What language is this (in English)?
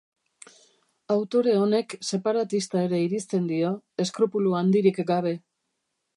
Basque